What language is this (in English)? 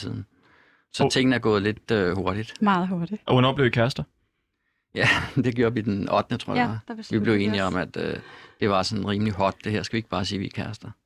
Danish